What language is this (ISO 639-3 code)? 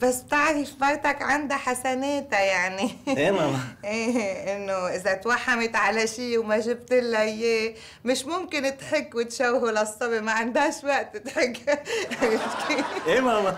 ara